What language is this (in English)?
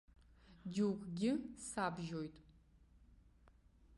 Abkhazian